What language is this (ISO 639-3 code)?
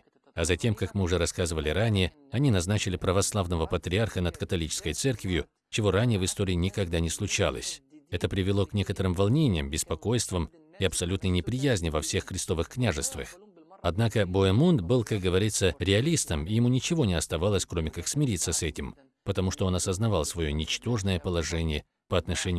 rus